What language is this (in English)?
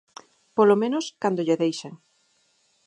Galician